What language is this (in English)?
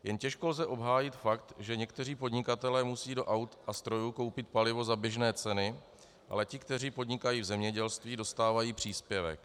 Czech